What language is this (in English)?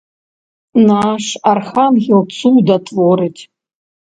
Belarusian